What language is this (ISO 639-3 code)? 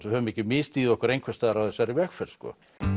isl